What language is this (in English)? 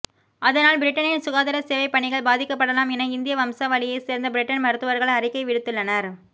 Tamil